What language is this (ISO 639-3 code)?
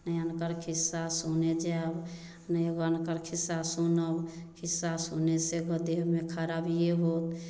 mai